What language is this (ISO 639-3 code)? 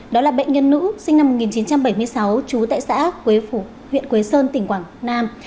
vie